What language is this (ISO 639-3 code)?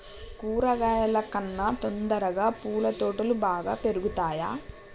tel